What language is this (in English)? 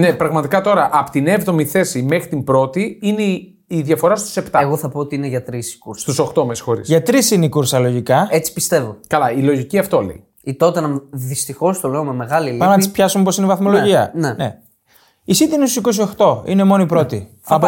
Greek